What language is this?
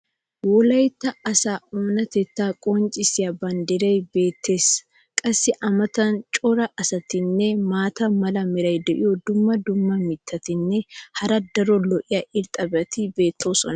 Wolaytta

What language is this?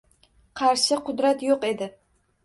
Uzbek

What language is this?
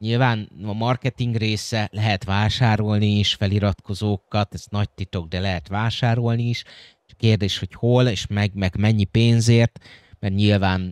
Hungarian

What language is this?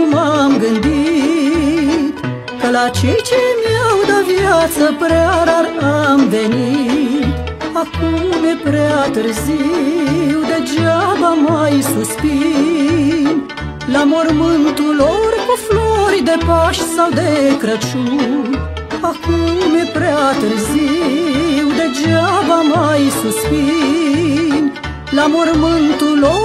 Romanian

